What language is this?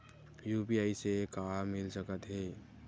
Chhattisgarhi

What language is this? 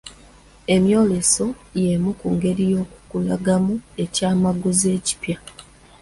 Ganda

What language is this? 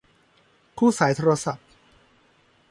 Thai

